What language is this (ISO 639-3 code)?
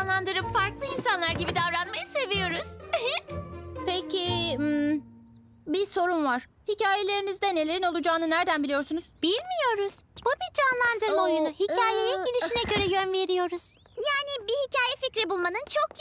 tur